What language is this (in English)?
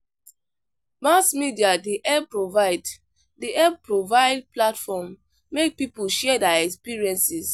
Nigerian Pidgin